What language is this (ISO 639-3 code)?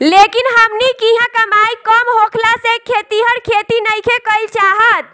bho